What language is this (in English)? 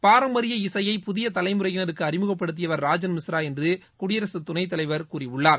Tamil